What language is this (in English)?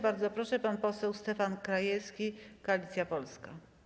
Polish